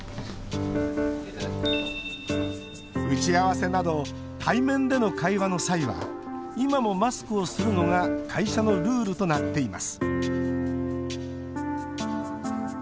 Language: Japanese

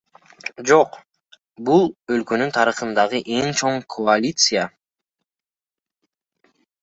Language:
Kyrgyz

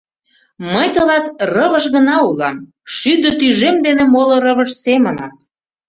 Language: Mari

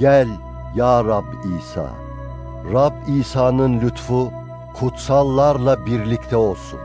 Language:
Turkish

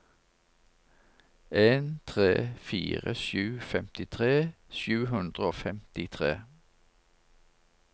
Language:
Norwegian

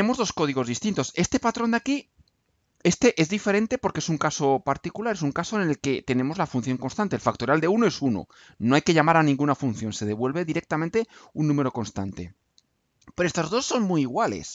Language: Spanish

